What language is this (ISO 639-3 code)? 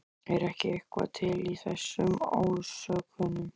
isl